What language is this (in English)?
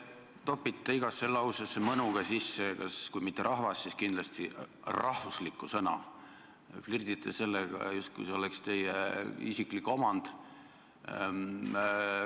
Estonian